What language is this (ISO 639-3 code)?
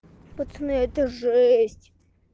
rus